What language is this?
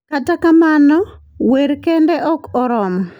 Luo (Kenya and Tanzania)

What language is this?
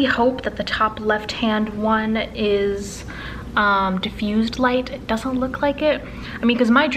English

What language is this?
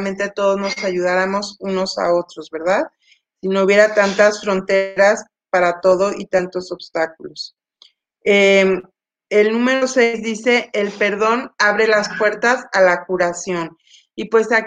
Spanish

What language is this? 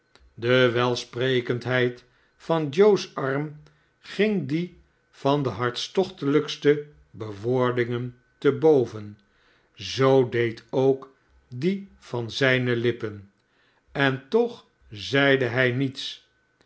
Dutch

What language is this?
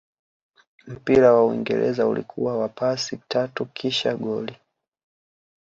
Swahili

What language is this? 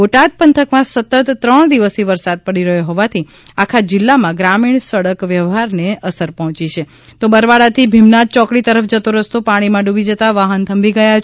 Gujarati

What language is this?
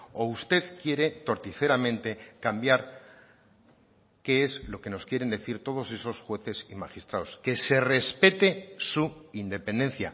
Spanish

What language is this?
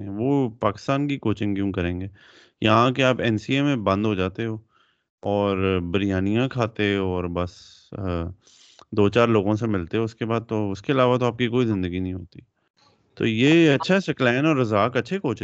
Urdu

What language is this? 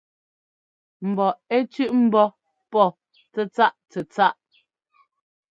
Ngomba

